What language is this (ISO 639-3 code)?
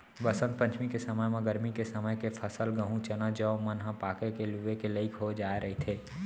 hne